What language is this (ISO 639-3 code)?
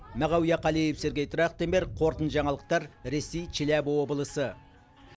kaz